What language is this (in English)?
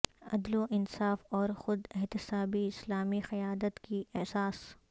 Urdu